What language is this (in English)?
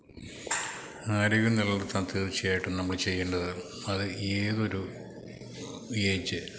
Malayalam